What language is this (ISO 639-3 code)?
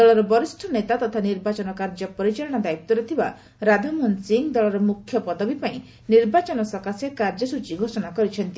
ori